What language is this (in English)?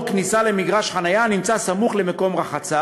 Hebrew